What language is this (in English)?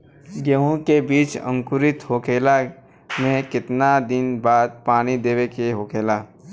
Bhojpuri